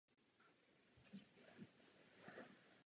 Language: Czech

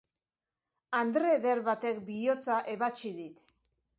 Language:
Basque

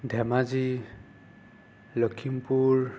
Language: Assamese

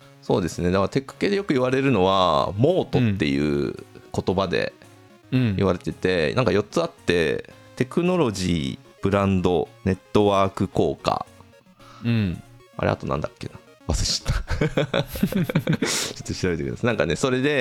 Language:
Japanese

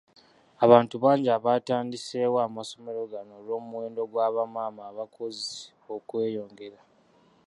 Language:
Ganda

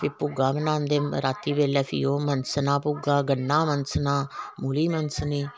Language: Dogri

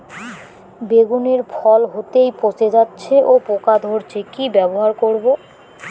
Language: Bangla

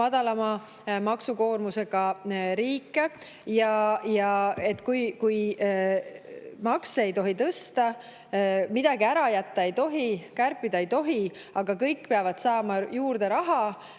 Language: Estonian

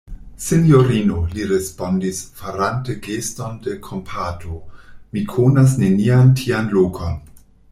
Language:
Esperanto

